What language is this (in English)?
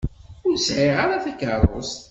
Kabyle